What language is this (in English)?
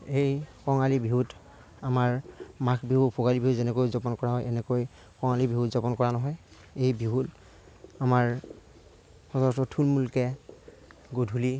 Assamese